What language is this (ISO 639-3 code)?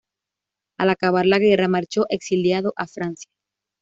spa